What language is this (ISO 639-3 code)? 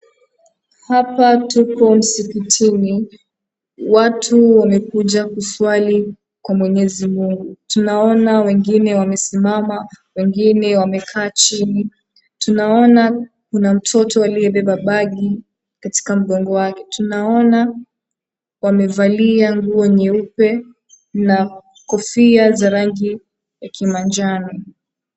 swa